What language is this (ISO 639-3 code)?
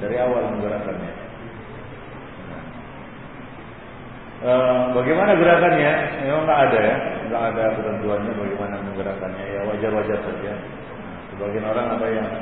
msa